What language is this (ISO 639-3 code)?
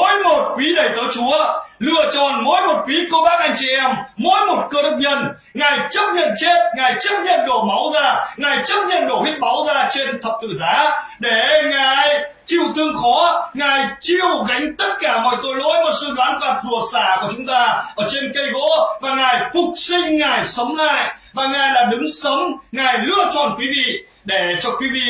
vie